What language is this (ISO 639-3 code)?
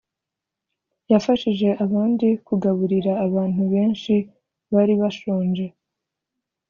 kin